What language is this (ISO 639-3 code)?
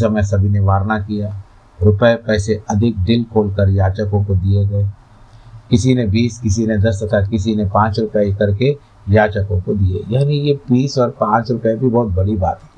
hin